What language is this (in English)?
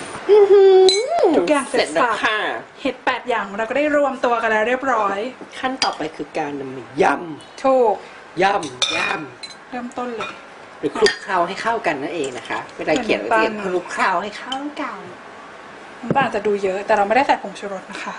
Thai